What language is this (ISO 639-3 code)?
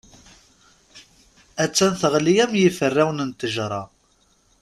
kab